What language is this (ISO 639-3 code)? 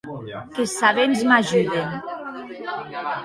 oci